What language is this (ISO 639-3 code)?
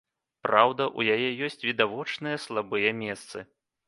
bel